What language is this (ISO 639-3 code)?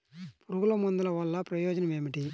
tel